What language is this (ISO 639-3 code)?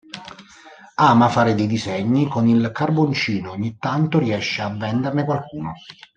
ita